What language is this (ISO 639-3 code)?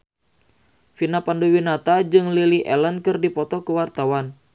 sun